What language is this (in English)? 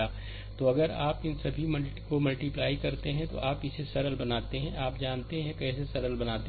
Hindi